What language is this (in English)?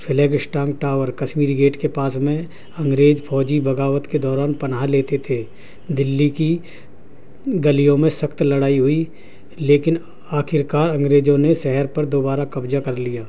Urdu